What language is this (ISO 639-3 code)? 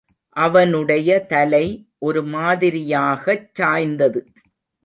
tam